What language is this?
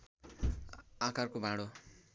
Nepali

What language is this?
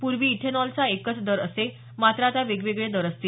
Marathi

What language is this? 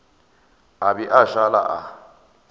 Northern Sotho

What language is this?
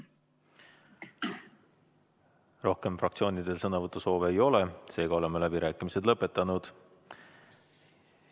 Estonian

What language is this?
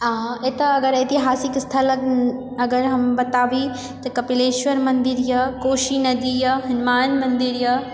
Maithili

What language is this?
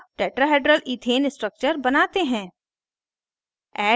Hindi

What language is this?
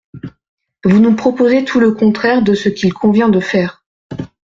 French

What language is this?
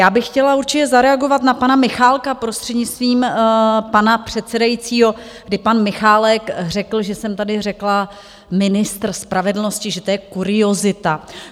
Czech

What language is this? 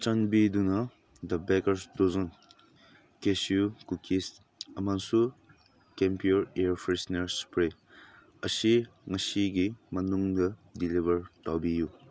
Manipuri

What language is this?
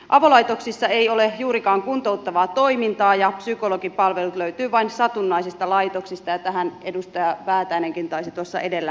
Finnish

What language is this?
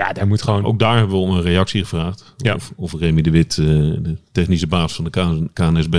Dutch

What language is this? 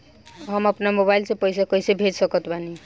Bhojpuri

